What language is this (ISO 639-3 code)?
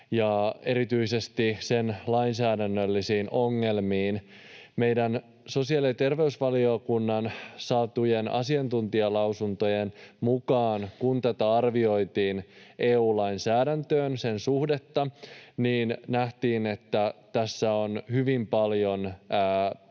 fin